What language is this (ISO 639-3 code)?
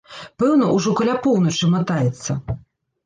bel